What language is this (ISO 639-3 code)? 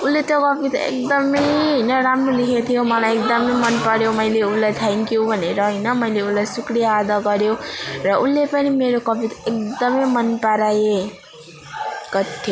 nep